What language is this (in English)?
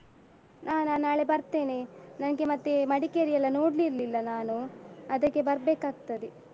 Kannada